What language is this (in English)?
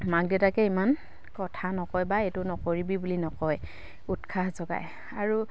Assamese